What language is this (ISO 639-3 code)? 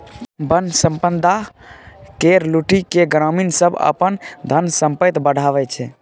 mai